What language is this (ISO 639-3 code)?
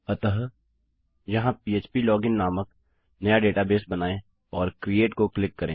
hin